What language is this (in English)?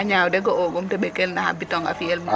Serer